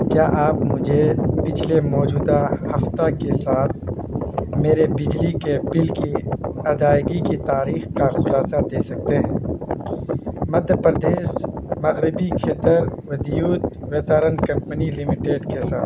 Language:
Urdu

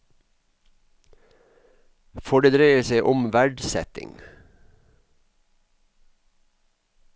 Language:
Norwegian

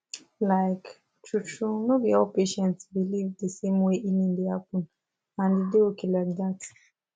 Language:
Nigerian Pidgin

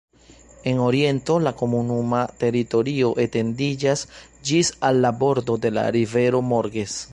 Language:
Esperanto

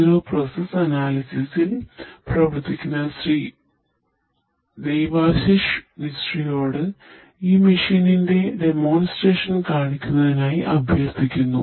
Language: Malayalam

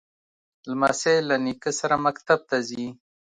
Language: Pashto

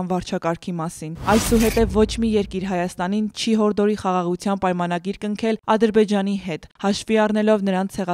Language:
Romanian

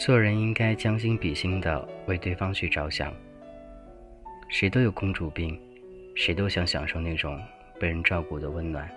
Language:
Chinese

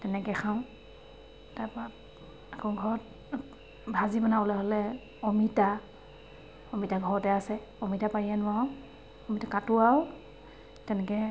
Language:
Assamese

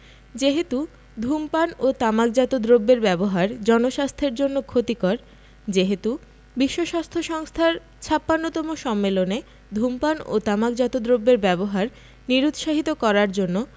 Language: Bangla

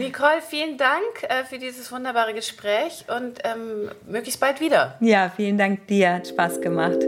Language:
German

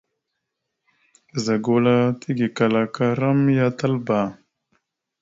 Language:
Mada (Cameroon)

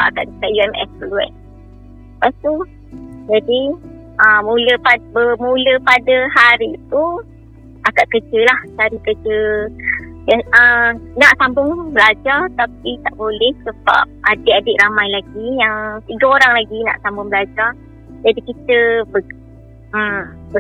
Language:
Malay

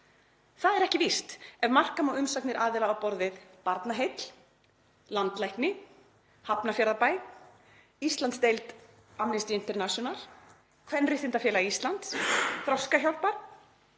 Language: Icelandic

